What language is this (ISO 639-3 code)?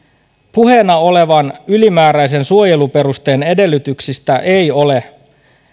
fin